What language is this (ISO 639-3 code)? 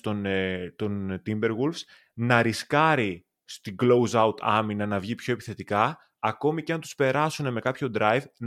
ell